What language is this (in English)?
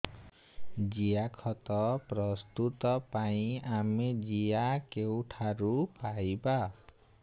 Odia